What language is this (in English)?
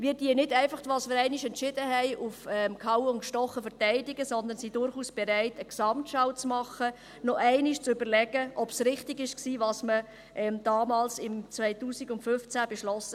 Swiss German